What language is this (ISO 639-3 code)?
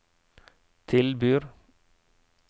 nor